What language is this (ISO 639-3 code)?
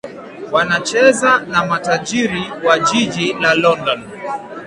swa